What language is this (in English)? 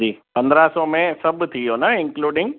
Sindhi